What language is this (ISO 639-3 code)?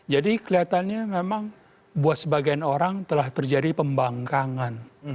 ind